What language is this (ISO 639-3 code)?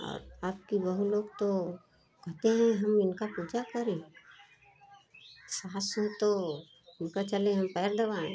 hin